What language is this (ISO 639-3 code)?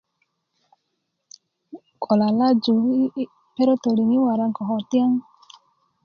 ukv